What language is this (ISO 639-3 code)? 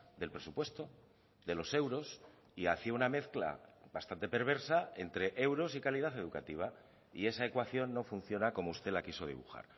spa